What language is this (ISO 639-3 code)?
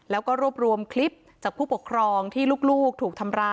tha